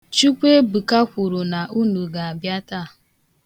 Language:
Igbo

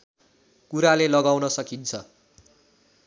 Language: Nepali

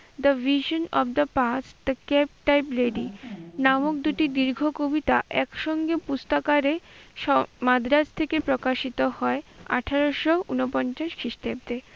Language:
Bangla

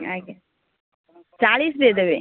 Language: Odia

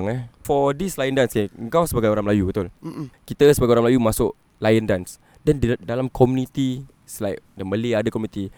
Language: Malay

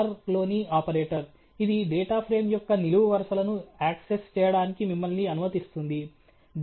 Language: Telugu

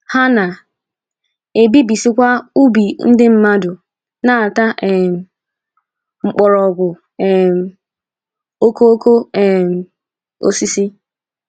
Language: Igbo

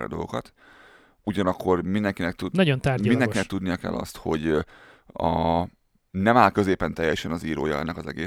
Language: Hungarian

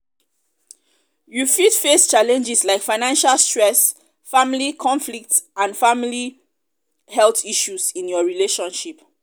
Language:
Nigerian Pidgin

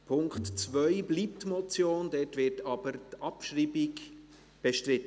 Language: Swiss German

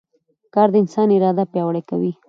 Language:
Pashto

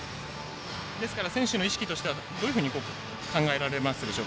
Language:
Japanese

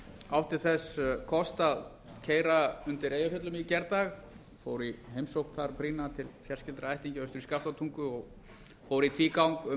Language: Icelandic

